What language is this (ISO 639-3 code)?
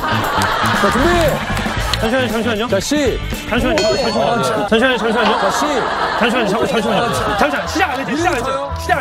kor